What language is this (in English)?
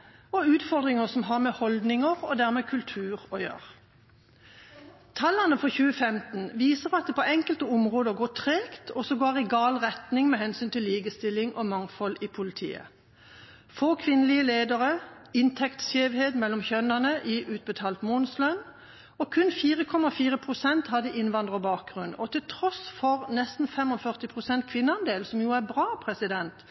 Norwegian Bokmål